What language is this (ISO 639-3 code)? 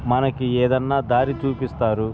tel